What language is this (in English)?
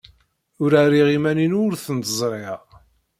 Kabyle